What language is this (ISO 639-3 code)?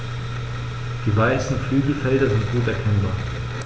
deu